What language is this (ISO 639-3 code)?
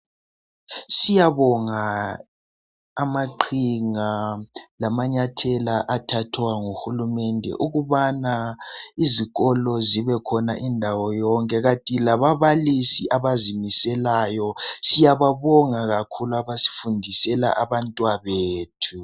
nde